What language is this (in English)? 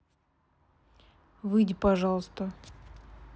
Russian